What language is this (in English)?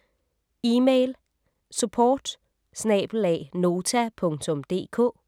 Danish